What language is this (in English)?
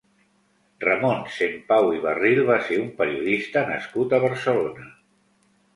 Catalan